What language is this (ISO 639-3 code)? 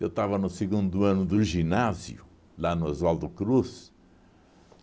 por